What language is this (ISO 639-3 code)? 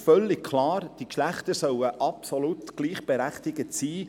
gsw